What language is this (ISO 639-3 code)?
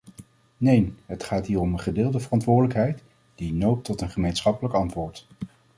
nld